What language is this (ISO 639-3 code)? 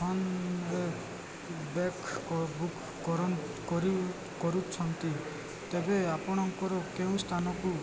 ori